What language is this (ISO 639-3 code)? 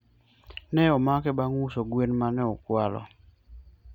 luo